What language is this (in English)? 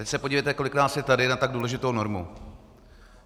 Czech